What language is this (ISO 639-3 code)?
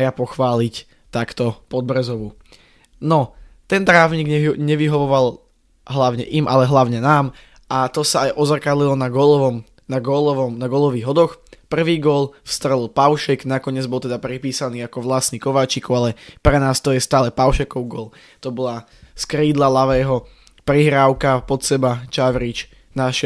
slk